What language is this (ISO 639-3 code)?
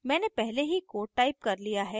hin